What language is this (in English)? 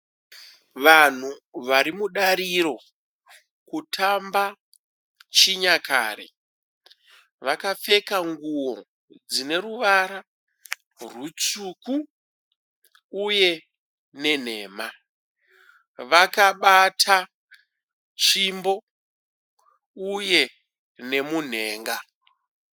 Shona